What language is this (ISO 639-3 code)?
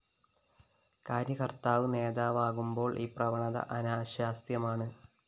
mal